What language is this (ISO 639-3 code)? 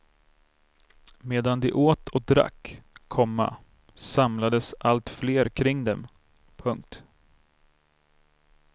swe